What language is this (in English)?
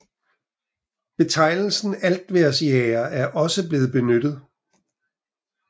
Danish